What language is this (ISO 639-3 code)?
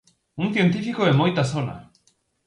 glg